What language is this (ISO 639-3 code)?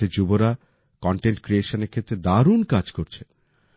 ben